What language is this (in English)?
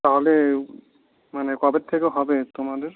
Bangla